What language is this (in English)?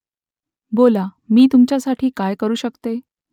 Marathi